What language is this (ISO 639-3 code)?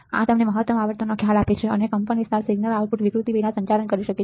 guj